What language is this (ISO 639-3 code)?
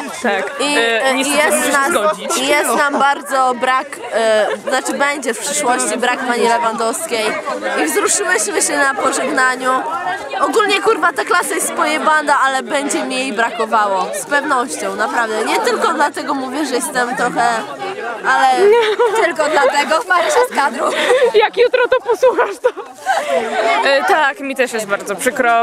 pol